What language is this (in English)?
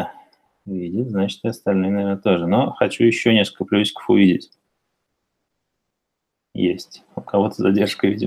Russian